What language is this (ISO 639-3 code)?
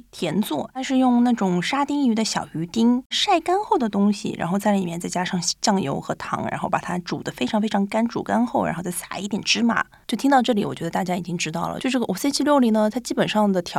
zho